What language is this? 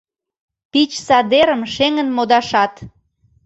Mari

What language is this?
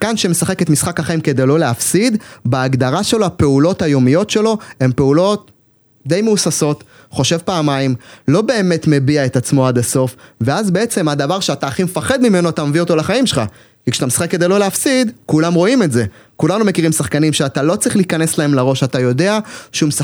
Hebrew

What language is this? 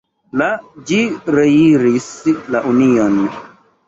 Esperanto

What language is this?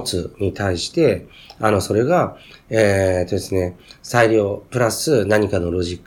Japanese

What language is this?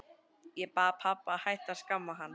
Icelandic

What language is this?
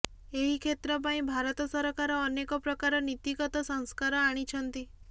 Odia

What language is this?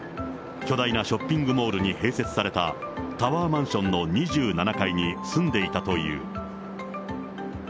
Japanese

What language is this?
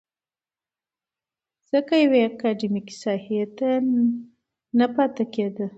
Pashto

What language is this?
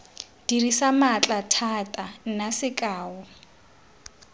Tswana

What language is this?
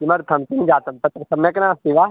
Sanskrit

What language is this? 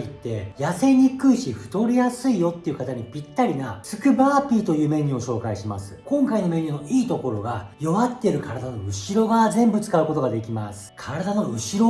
Japanese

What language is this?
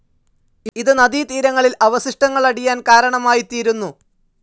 Malayalam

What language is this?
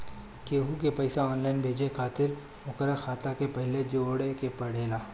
Bhojpuri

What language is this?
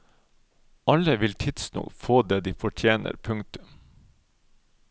Norwegian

